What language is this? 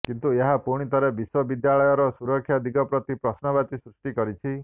Odia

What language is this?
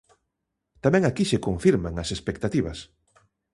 Galician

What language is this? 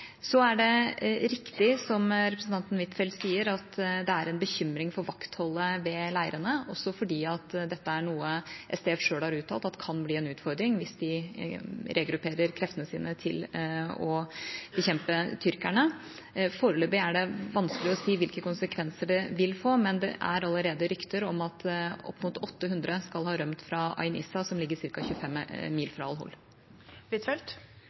Norwegian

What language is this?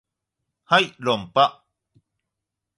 Japanese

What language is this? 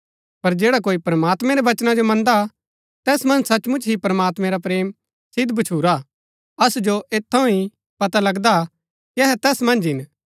Gaddi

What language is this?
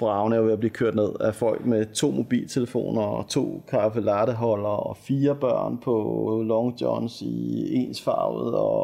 Danish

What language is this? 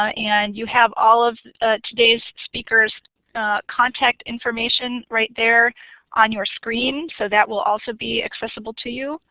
English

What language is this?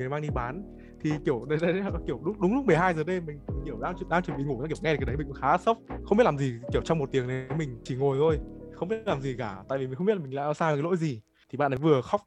Vietnamese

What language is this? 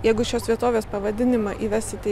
Lithuanian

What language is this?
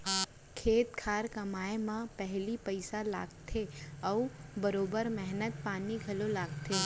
Chhattisgarhi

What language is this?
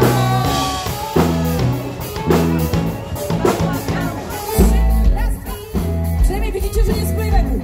Polish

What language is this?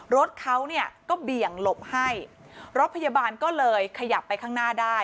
Thai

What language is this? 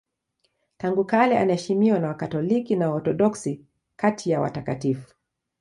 Swahili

